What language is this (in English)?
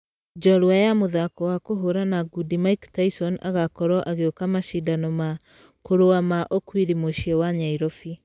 Kikuyu